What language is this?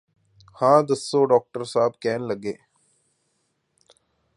Punjabi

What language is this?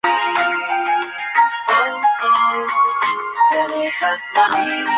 Spanish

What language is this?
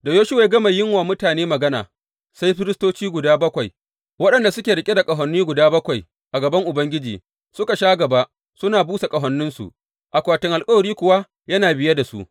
Hausa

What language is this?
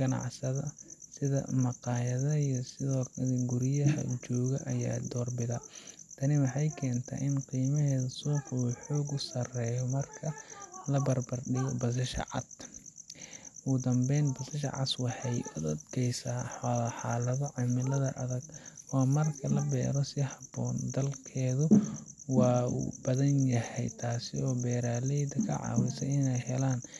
Somali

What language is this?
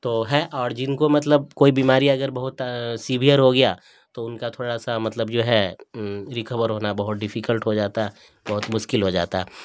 Urdu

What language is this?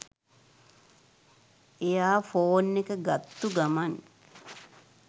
Sinhala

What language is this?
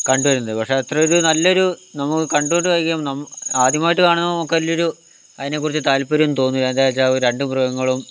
Malayalam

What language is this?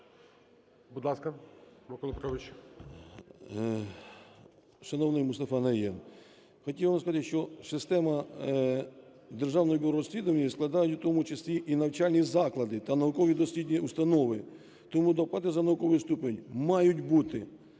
Ukrainian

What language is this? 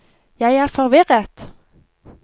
Norwegian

